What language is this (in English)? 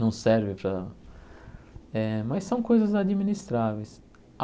Portuguese